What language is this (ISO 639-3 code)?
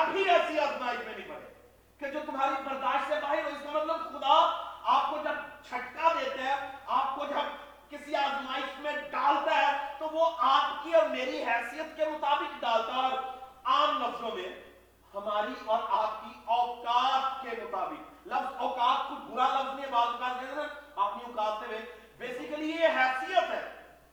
urd